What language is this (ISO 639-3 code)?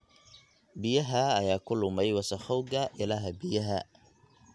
som